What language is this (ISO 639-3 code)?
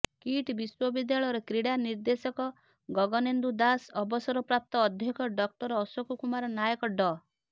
ori